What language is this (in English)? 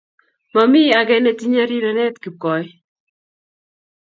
Kalenjin